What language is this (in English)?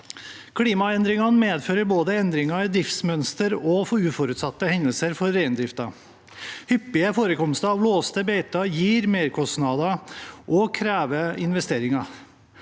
Norwegian